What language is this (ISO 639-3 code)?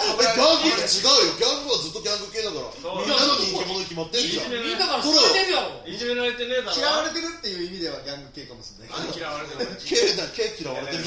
jpn